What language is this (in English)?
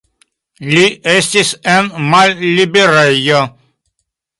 Esperanto